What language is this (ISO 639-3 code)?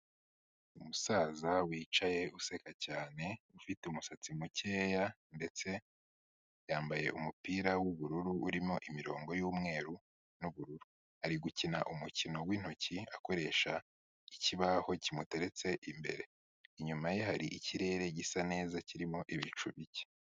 kin